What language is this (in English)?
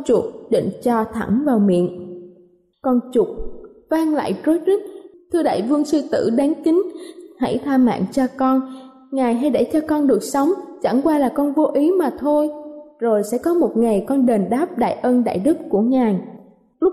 Vietnamese